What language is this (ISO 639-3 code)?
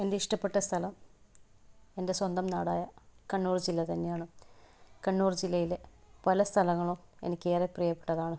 mal